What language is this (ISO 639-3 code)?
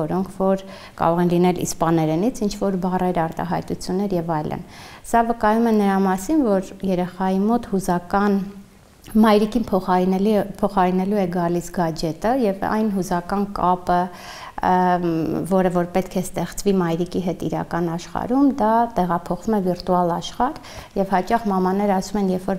tur